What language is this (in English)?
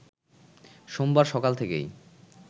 Bangla